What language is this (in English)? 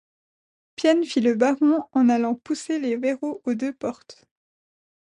French